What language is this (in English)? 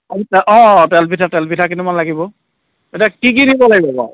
Assamese